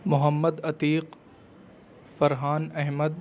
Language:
Urdu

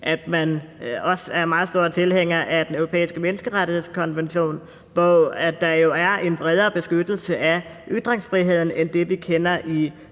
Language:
Danish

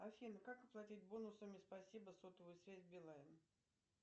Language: Russian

